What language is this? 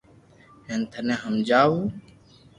Loarki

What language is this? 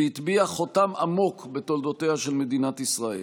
Hebrew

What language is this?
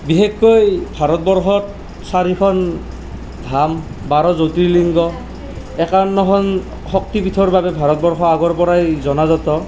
Assamese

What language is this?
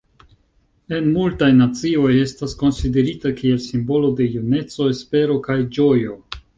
Esperanto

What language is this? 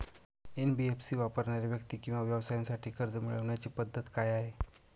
Marathi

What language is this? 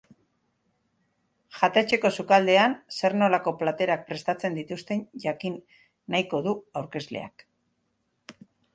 Basque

